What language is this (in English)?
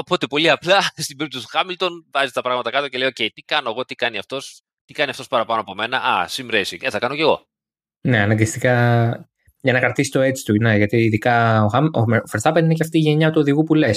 Greek